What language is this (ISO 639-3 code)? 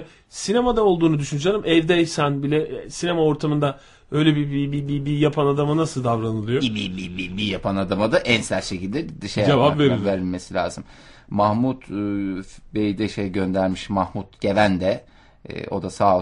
tur